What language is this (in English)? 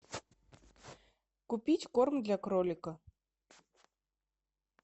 Russian